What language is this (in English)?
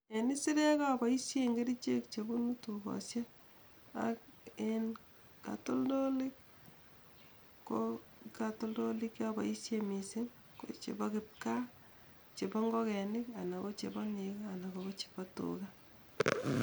Kalenjin